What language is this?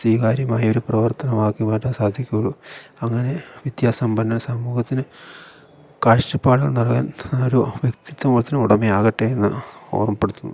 Malayalam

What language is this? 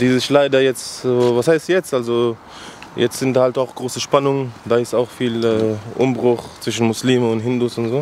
German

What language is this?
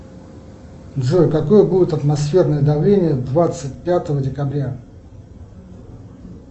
Russian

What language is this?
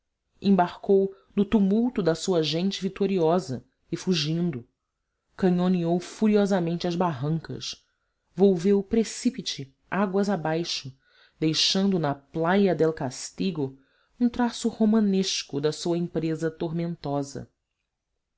Portuguese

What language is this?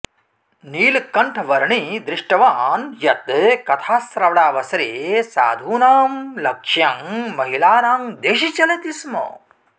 Sanskrit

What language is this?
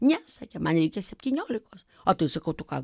Lithuanian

